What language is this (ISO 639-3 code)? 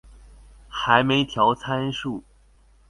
zho